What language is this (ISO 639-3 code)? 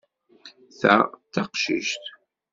kab